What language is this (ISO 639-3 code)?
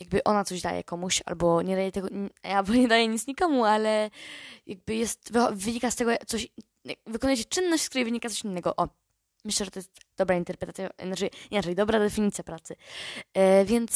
pol